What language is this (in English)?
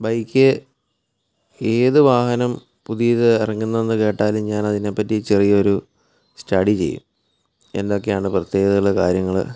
Malayalam